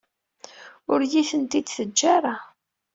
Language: Kabyle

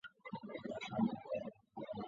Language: Chinese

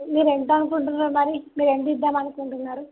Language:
Telugu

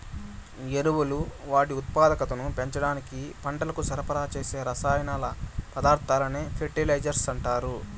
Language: Telugu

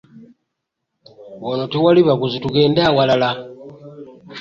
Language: Ganda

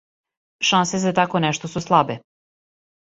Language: Serbian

